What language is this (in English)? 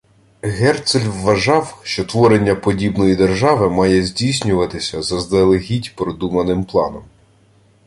Ukrainian